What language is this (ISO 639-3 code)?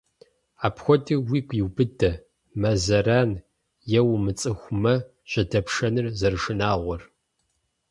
kbd